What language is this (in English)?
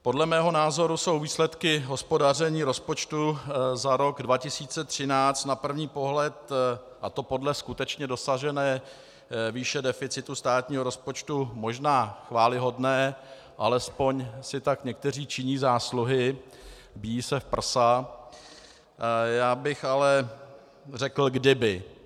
Czech